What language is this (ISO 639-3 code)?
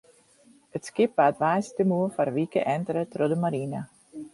fry